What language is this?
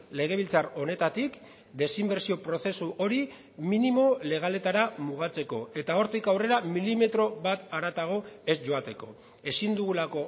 Basque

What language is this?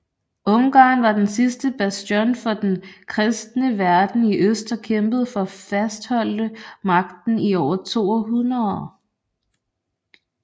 Danish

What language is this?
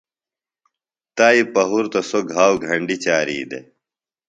Phalura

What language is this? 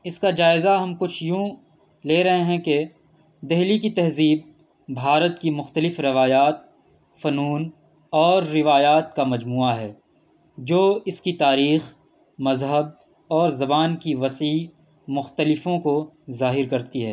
Urdu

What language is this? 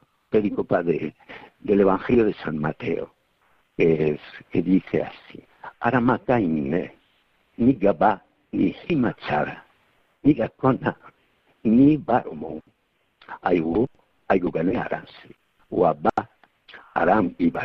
Spanish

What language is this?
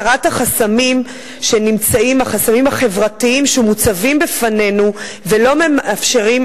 Hebrew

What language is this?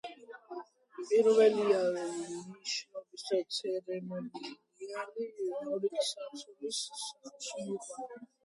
Georgian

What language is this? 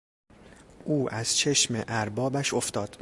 Persian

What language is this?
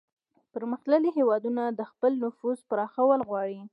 Pashto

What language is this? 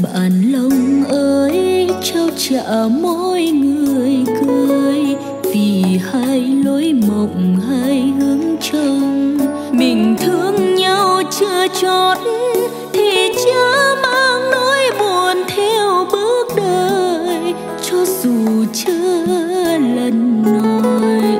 Vietnamese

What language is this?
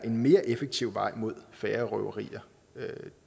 Danish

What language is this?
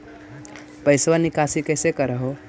Magahi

